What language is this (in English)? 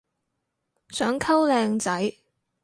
Cantonese